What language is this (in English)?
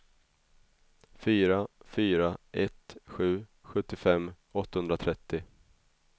Swedish